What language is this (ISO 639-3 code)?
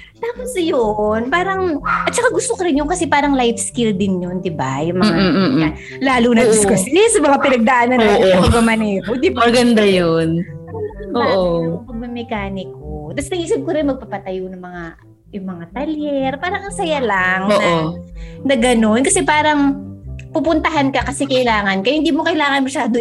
fil